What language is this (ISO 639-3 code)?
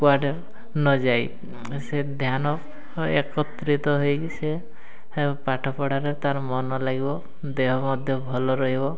ori